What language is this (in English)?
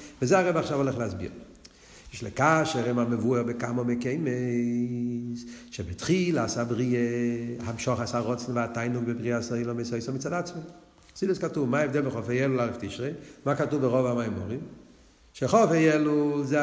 Hebrew